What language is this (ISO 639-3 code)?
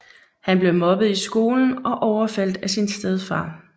dan